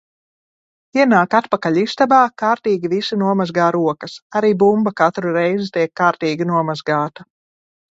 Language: Latvian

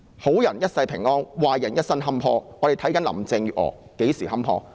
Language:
Cantonese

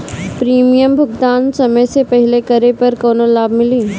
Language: Bhojpuri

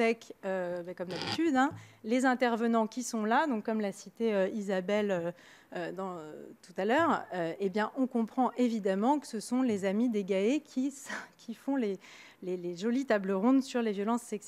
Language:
French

